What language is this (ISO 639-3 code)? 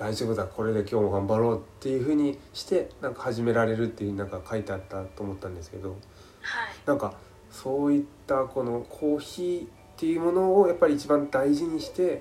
jpn